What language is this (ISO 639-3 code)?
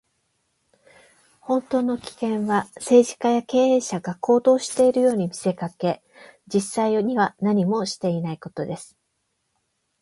jpn